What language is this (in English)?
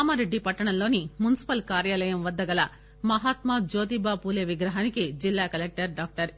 Telugu